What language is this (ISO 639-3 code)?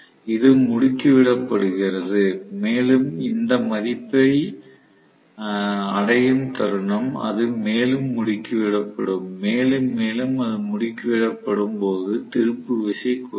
tam